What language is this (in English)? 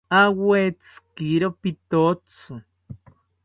South Ucayali Ashéninka